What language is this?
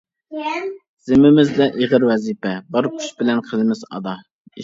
Uyghur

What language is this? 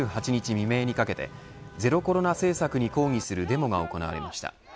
Japanese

